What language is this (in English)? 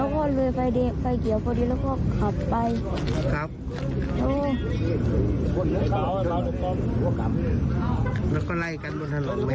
Thai